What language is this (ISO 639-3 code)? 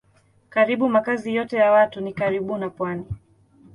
swa